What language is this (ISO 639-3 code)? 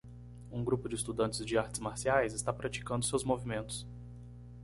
por